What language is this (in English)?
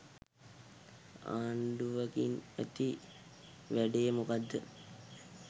Sinhala